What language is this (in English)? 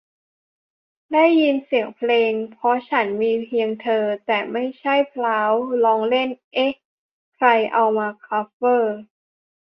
Thai